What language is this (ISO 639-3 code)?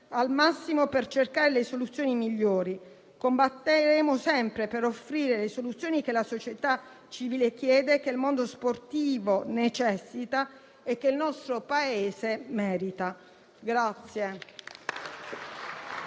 ita